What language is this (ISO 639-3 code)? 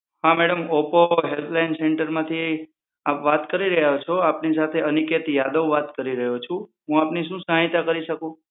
guj